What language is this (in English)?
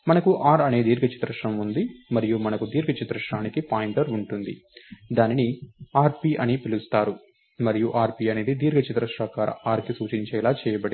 Telugu